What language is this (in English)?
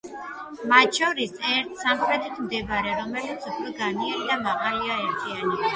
Georgian